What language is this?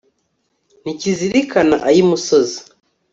Kinyarwanda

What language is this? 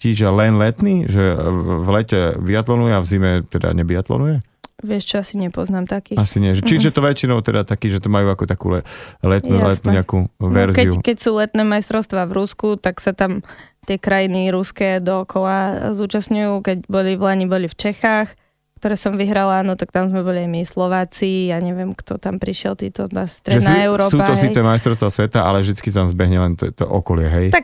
Slovak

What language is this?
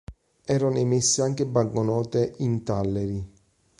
Italian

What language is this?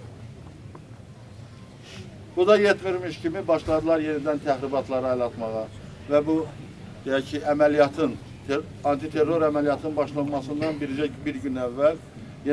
Turkish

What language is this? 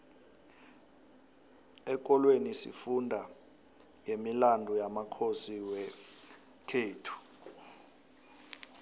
South Ndebele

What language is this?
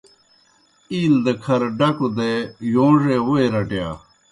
Kohistani Shina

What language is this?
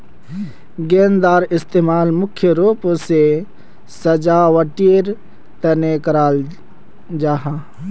Magahi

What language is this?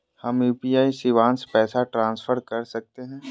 Magahi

